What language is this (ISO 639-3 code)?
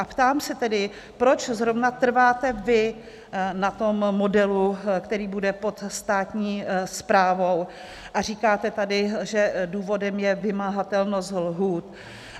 ces